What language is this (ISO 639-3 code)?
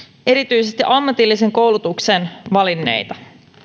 fin